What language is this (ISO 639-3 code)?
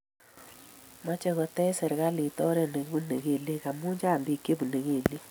kln